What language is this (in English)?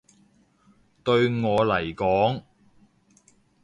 Cantonese